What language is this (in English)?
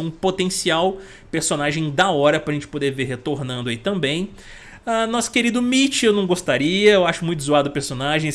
Portuguese